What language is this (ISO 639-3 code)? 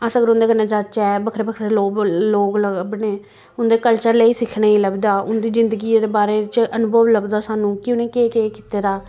doi